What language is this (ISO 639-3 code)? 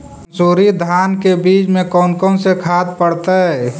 mag